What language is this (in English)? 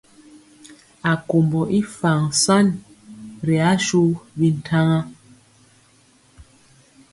Mpiemo